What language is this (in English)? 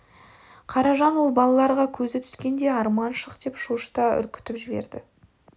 Kazakh